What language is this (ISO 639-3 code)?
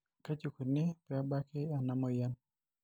mas